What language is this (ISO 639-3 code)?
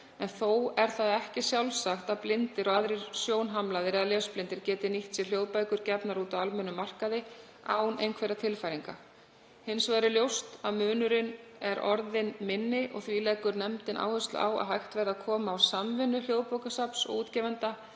isl